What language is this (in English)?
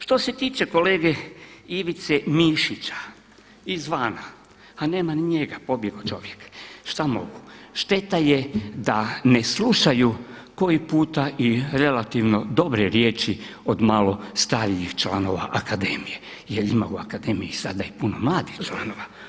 Croatian